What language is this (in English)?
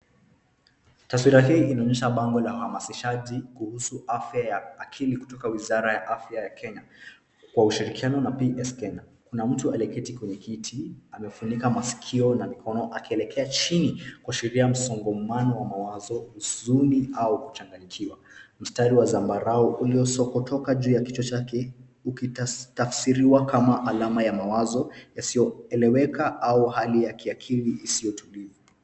Swahili